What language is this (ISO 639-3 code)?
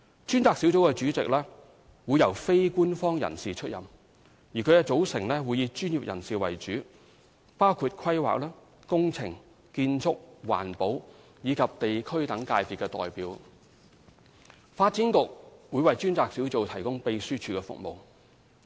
yue